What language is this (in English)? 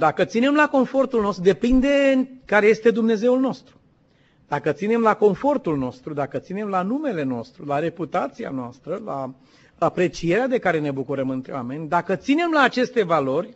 Romanian